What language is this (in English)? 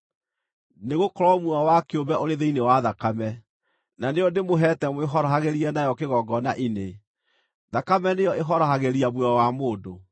Kikuyu